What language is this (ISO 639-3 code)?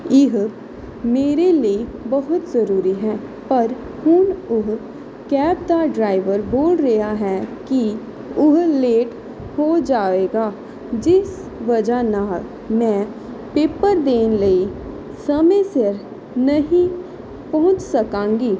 pan